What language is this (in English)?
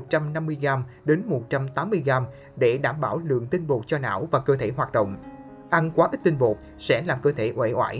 Vietnamese